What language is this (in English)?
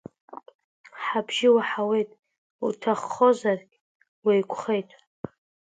Abkhazian